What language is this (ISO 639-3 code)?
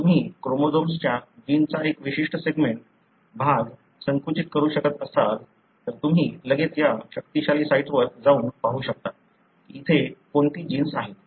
mar